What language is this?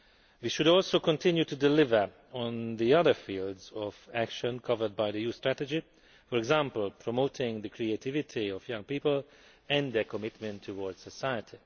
English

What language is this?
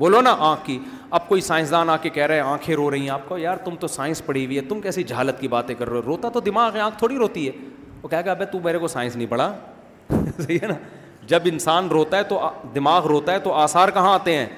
Urdu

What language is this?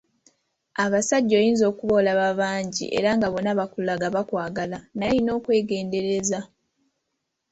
Ganda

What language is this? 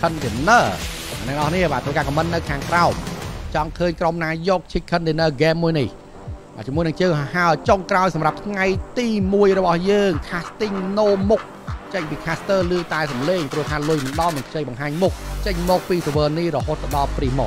Thai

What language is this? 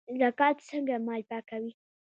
Pashto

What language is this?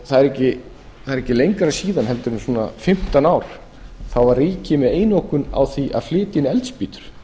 Icelandic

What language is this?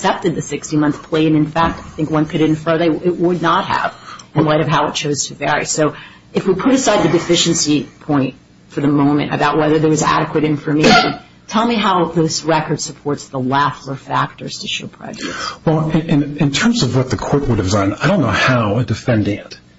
English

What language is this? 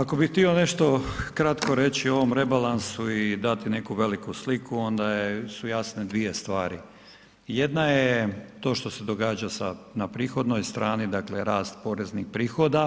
Croatian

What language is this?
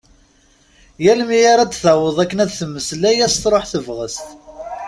Kabyle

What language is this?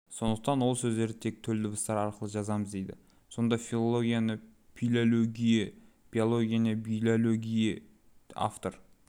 Kazakh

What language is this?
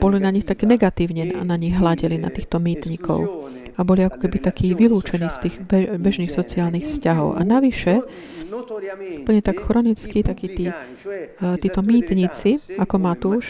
Slovak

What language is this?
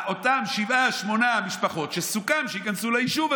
Hebrew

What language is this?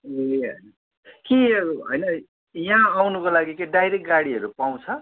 Nepali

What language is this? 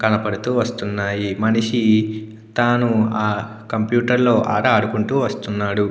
Telugu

